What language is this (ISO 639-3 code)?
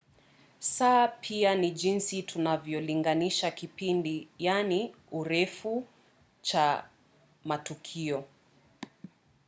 swa